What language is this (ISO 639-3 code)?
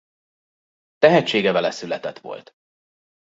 hun